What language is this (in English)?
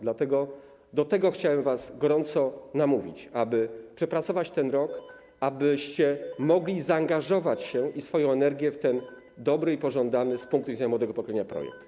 Polish